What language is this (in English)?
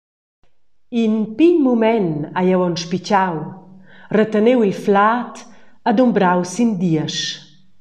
Romansh